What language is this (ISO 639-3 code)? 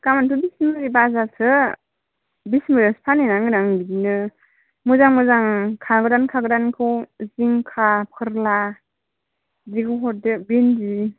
brx